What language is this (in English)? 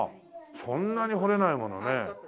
Japanese